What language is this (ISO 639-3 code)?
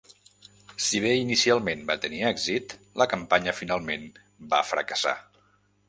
cat